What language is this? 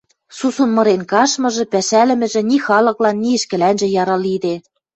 Western Mari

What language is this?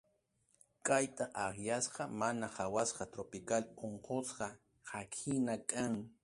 Ayacucho Quechua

